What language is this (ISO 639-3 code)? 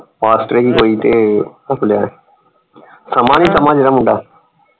pan